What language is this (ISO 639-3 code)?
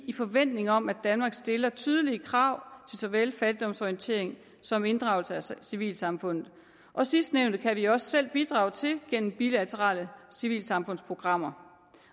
dan